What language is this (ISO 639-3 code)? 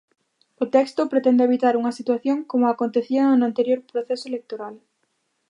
glg